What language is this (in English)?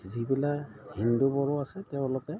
Assamese